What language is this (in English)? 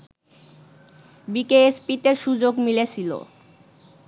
Bangla